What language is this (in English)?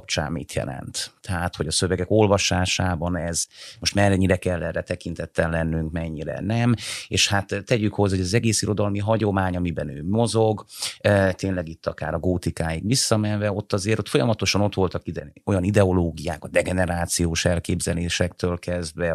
Hungarian